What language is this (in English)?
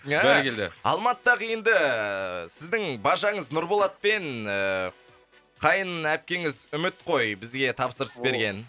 Kazakh